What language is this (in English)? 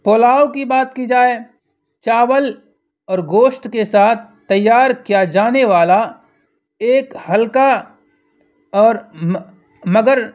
Urdu